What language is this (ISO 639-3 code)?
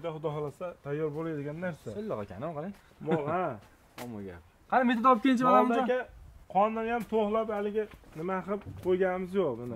tur